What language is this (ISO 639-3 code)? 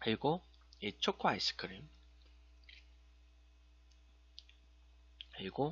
kor